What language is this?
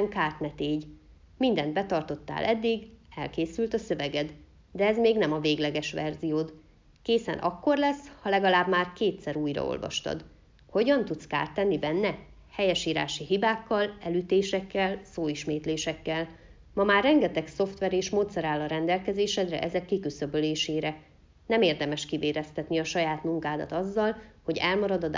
Hungarian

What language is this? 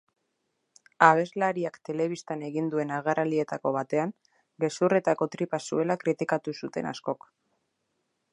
Basque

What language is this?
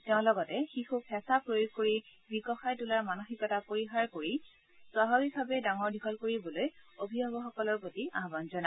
Assamese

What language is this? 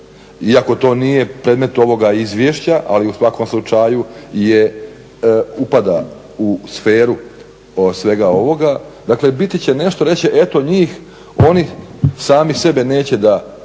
Croatian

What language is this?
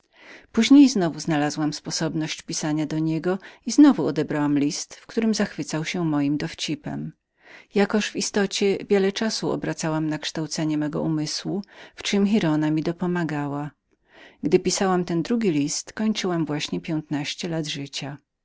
Polish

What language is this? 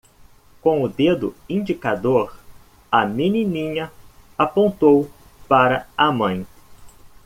Portuguese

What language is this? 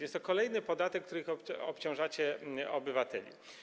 Polish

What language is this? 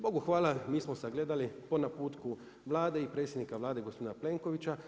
Croatian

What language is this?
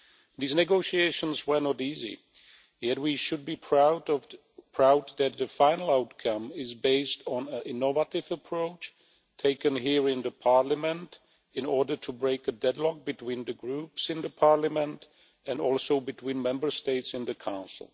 English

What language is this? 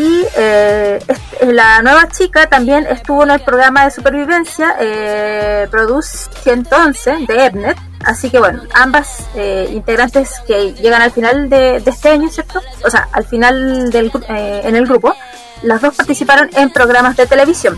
Spanish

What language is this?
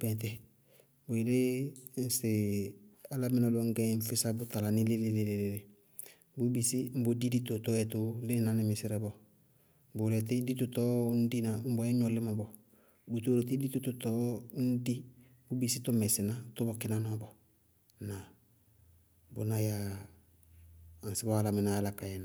Bago-Kusuntu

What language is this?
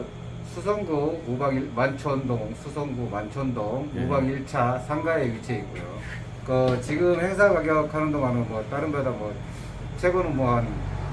Korean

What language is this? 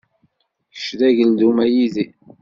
Kabyle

